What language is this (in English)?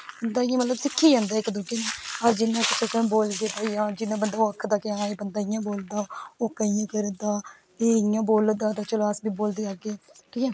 Dogri